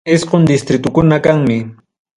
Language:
Ayacucho Quechua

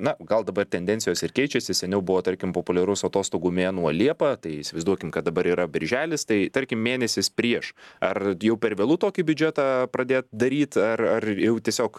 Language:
Lithuanian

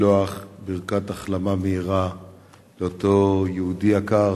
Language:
Hebrew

